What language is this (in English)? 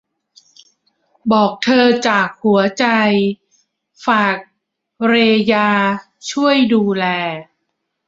Thai